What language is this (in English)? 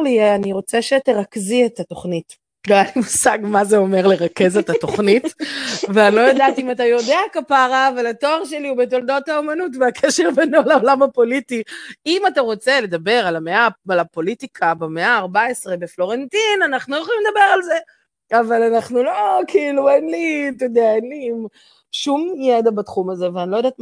Hebrew